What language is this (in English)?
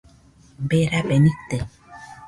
Nüpode Huitoto